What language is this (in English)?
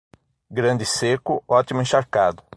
Portuguese